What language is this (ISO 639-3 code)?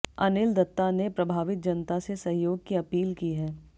hin